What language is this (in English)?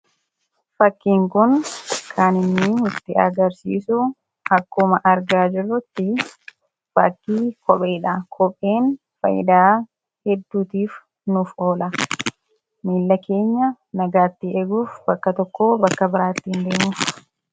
Oromo